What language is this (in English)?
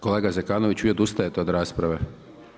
Croatian